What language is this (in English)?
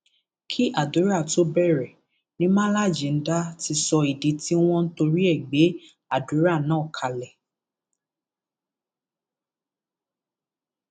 Yoruba